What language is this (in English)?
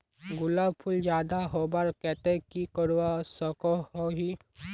Magahi